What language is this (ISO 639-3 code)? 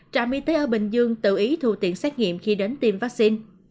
vie